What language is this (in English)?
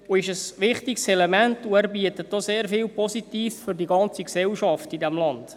Swiss German